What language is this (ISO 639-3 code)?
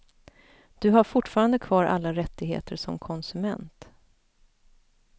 swe